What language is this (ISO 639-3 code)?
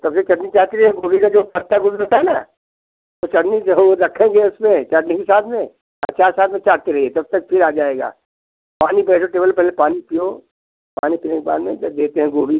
hin